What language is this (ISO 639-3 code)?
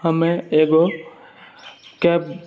mai